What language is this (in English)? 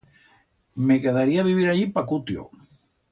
Aragonese